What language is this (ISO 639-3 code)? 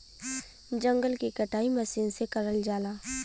bho